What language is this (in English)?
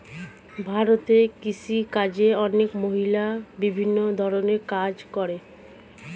Bangla